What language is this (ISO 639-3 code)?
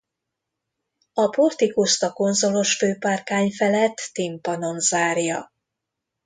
hun